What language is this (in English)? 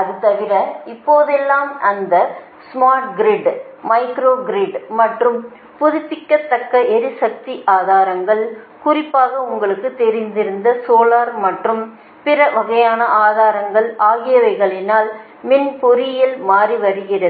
Tamil